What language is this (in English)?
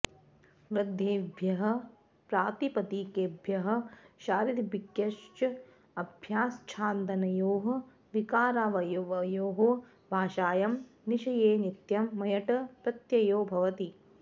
Sanskrit